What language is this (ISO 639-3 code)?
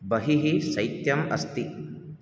san